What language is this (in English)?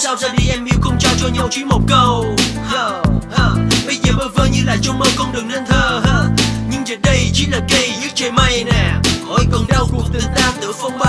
Vietnamese